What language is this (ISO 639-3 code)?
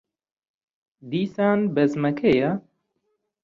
ckb